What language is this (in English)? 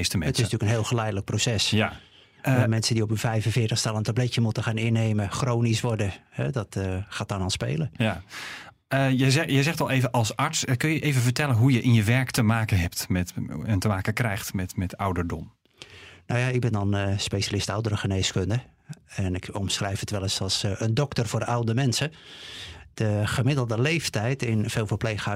Dutch